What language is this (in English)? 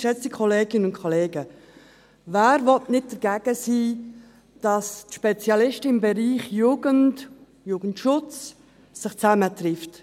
Swiss German